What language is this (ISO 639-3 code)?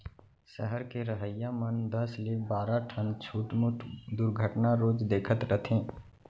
hne